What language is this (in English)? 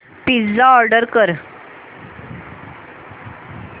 Marathi